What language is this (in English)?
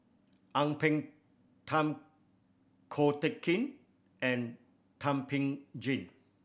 English